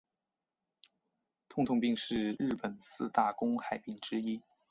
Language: Chinese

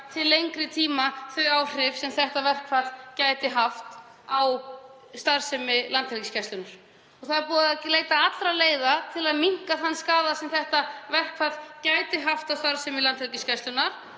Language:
Icelandic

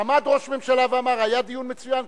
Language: Hebrew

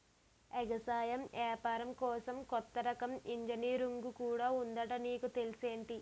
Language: Telugu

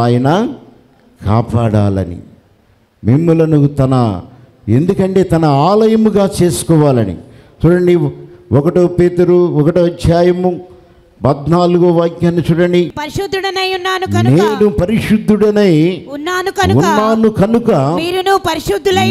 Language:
Telugu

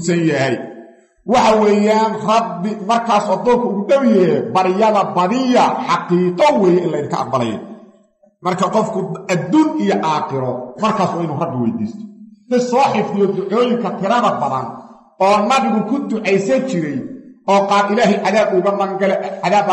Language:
Arabic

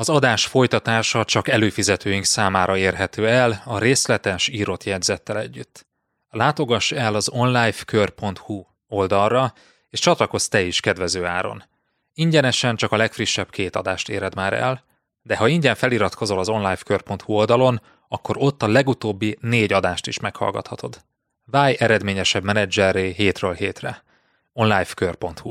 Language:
Hungarian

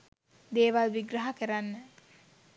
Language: Sinhala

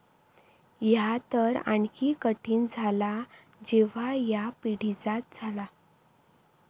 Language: Marathi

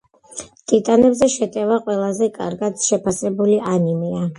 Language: Georgian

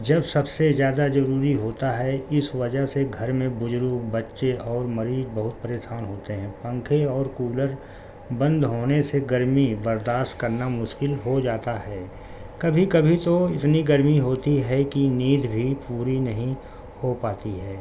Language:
Urdu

